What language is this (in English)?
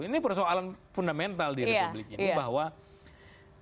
Indonesian